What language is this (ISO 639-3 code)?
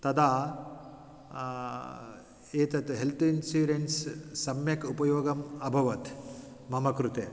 san